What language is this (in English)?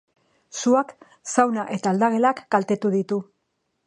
Basque